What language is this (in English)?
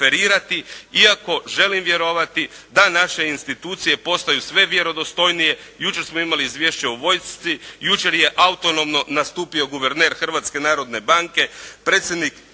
Croatian